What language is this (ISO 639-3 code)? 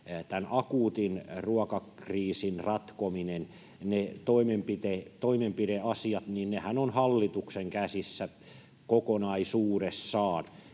fin